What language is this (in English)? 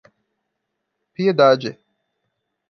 Portuguese